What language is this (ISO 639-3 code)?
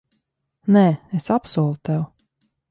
lav